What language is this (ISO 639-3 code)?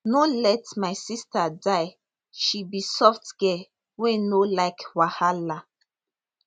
pcm